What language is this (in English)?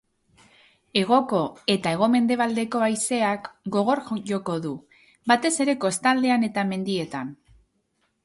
Basque